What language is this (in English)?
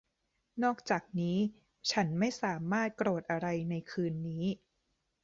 Thai